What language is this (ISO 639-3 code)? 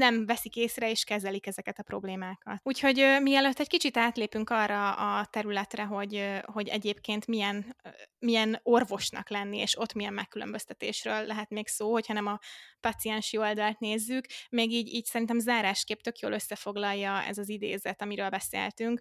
hun